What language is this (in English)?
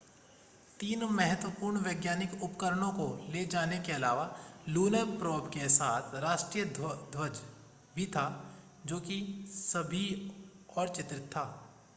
Hindi